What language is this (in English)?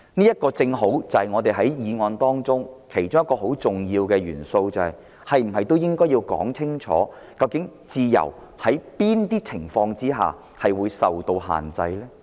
Cantonese